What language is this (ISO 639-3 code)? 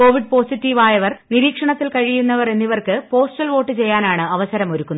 mal